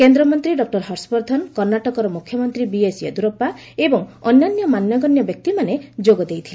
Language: Odia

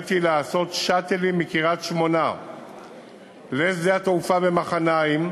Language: Hebrew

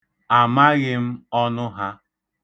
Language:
Igbo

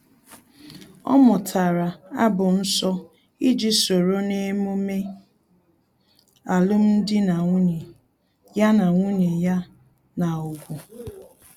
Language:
Igbo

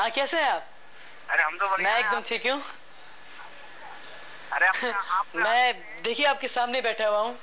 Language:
Hindi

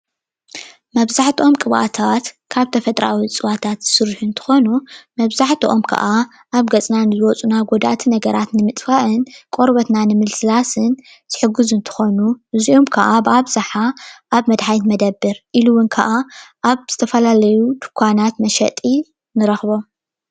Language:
Tigrinya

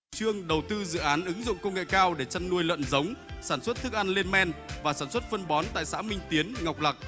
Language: Vietnamese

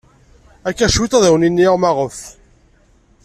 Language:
Kabyle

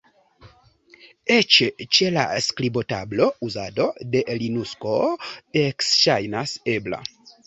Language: Esperanto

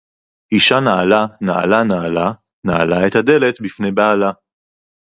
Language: Hebrew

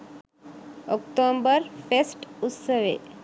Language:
Sinhala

